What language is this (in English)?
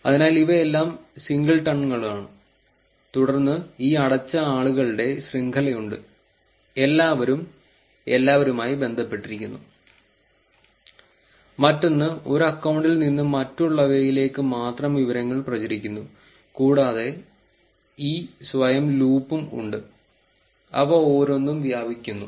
Malayalam